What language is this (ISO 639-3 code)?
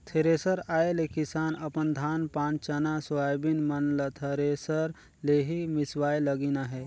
hne